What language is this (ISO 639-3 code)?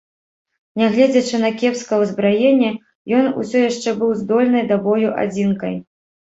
bel